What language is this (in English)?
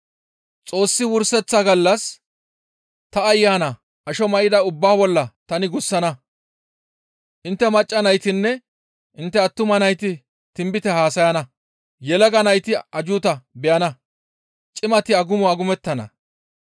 Gamo